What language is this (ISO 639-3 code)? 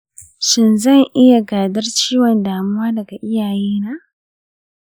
hau